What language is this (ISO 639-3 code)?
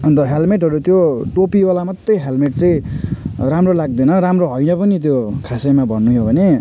nep